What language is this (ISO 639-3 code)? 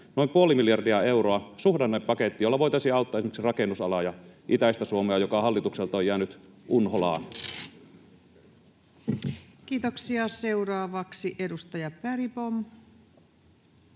fin